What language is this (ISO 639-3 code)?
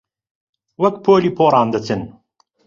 ckb